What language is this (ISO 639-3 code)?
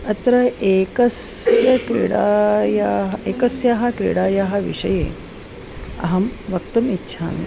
san